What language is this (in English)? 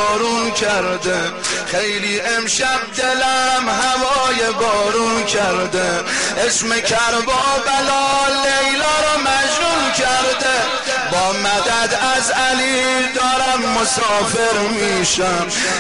Persian